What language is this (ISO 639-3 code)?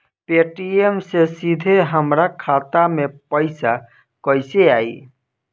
bho